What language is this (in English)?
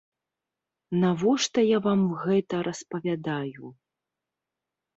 Belarusian